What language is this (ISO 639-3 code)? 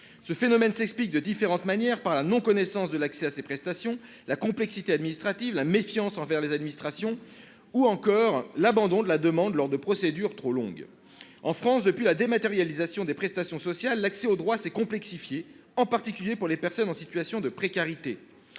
fra